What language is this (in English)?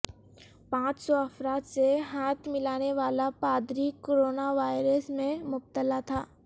Urdu